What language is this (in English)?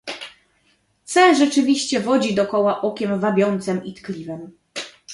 Polish